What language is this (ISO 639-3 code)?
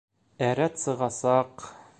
bak